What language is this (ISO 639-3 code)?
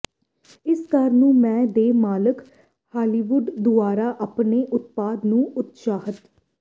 pan